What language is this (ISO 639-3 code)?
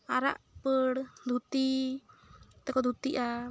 sat